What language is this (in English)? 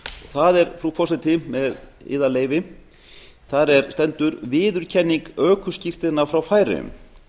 Icelandic